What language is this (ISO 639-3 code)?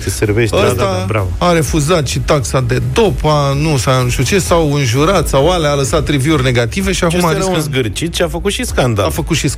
ron